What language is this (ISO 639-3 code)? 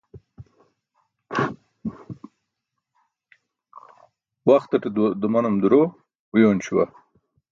bsk